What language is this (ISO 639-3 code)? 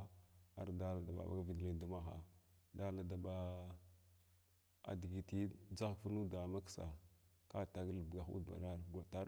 glw